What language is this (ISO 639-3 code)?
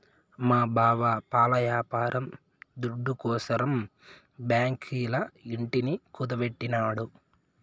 tel